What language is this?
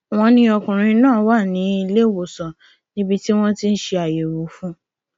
Yoruba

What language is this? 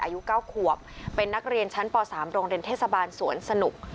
Thai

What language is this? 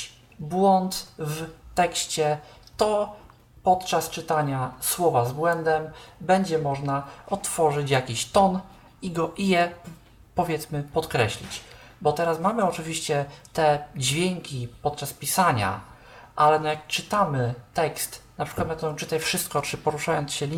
Polish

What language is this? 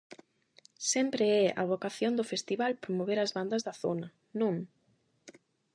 Galician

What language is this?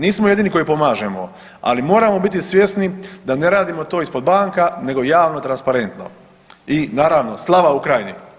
Croatian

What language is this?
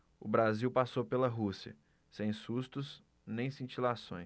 Portuguese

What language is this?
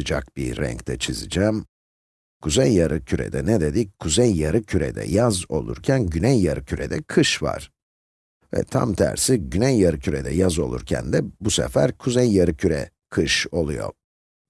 Turkish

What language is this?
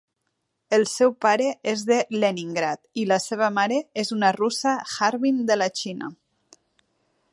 Catalan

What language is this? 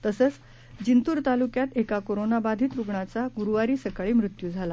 Marathi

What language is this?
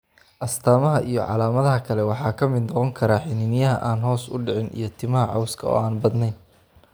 Somali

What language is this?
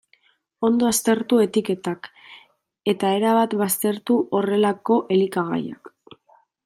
Basque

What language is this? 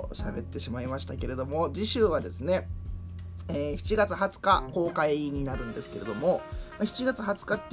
Japanese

